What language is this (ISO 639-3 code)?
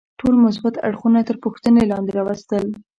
pus